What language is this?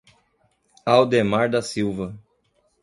Portuguese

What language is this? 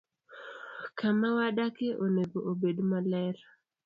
Luo (Kenya and Tanzania)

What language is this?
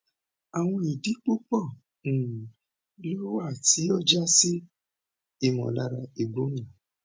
Yoruba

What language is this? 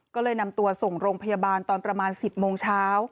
Thai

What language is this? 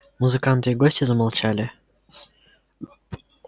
Russian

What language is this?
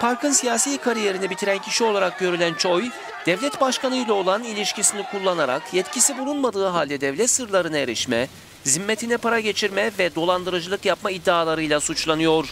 Turkish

